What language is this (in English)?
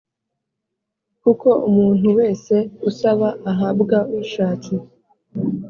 Kinyarwanda